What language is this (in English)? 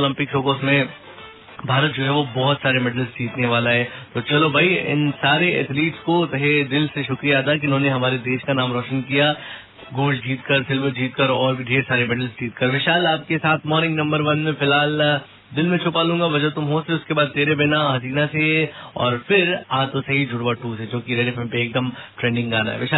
Hindi